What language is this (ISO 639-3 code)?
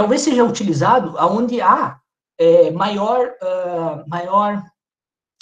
por